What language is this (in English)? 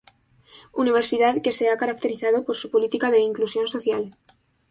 Spanish